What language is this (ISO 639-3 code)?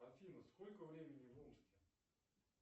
rus